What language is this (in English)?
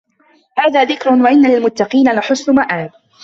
Arabic